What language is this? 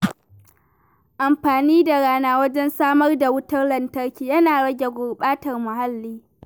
Hausa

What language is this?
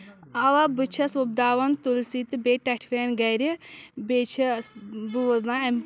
Kashmiri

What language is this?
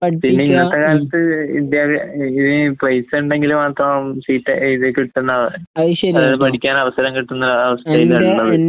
Malayalam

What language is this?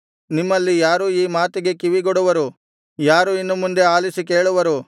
Kannada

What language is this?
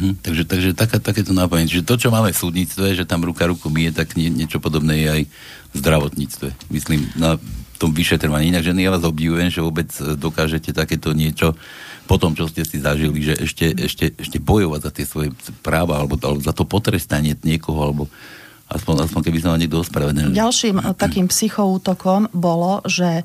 Slovak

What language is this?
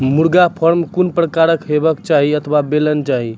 Maithili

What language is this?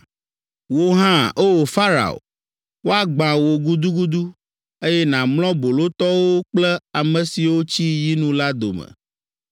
Ewe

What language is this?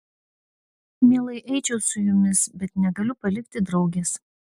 Lithuanian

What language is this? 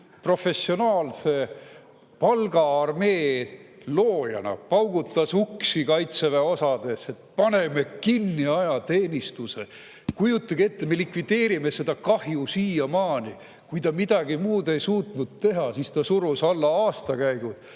Estonian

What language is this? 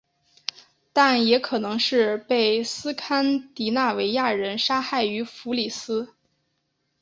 Chinese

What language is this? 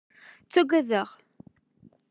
Kabyle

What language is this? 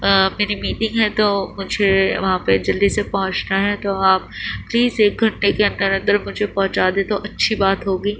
Urdu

